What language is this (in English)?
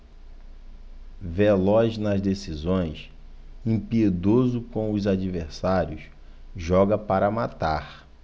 Portuguese